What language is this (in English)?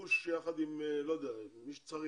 Hebrew